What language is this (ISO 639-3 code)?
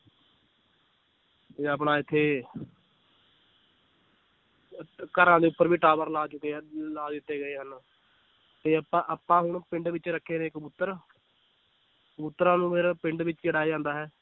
pan